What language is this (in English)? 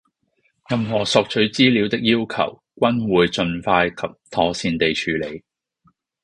Cantonese